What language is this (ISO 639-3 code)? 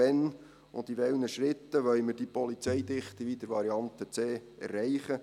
gsw